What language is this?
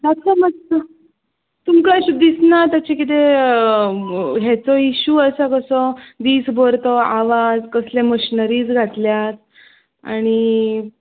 Konkani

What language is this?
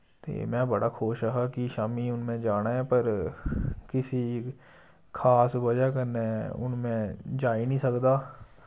Dogri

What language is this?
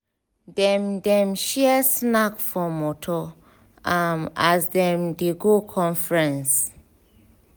Nigerian Pidgin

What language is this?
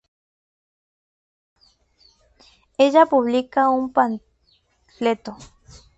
Spanish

